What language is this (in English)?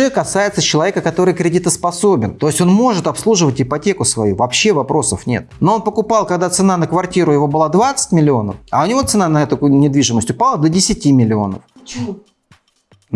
Russian